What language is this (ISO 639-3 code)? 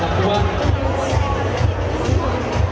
tha